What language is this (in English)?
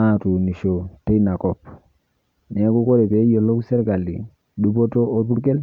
Masai